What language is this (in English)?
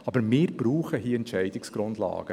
Swiss German